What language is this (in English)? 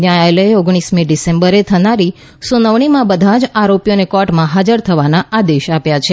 Gujarati